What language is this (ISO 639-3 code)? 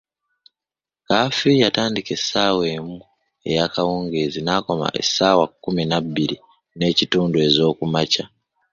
lug